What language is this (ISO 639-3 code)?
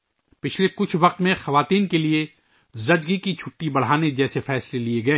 urd